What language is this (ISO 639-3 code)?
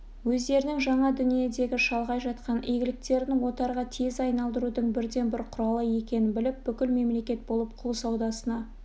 kaz